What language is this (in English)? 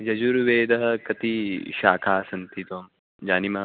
Sanskrit